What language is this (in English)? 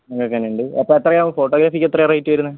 Malayalam